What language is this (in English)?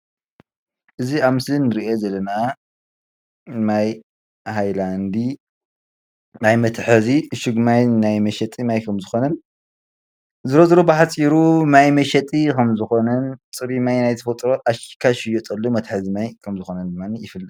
Tigrinya